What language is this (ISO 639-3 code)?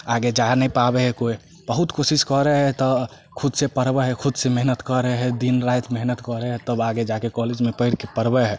mai